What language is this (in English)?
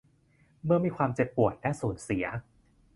Thai